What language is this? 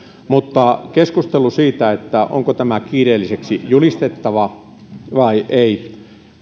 Finnish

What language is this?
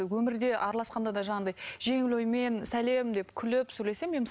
Kazakh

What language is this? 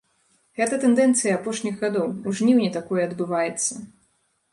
Belarusian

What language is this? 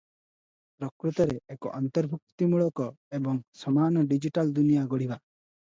Odia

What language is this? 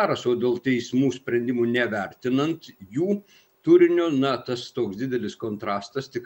Lithuanian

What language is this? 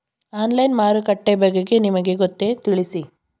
Kannada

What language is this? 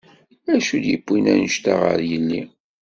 Kabyle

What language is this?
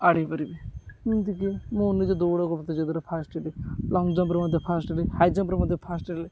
Odia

